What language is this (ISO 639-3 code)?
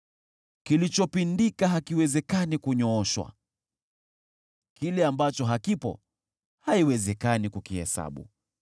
swa